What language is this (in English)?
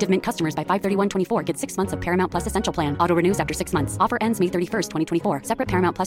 Filipino